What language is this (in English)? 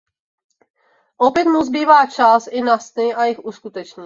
Czech